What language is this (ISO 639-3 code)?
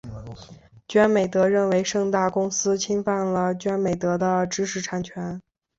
zho